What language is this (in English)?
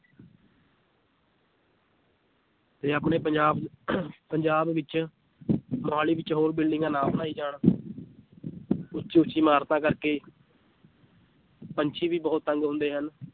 Punjabi